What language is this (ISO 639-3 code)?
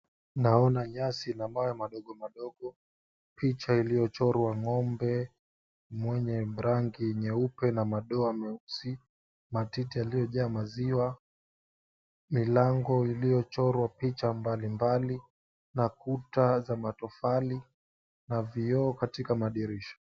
swa